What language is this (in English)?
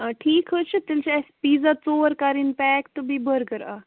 Kashmiri